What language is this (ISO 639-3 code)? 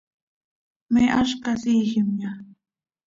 sei